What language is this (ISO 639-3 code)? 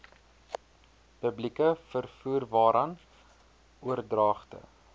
afr